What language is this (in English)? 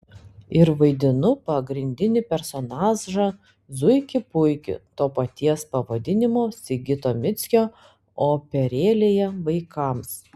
Lithuanian